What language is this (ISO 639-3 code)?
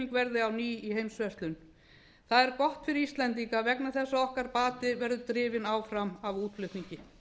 isl